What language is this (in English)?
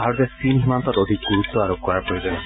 Assamese